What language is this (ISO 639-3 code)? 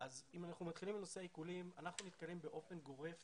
heb